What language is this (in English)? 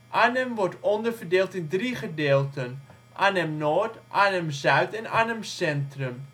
Dutch